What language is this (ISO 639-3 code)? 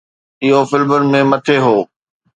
snd